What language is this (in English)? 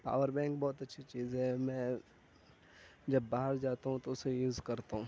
Urdu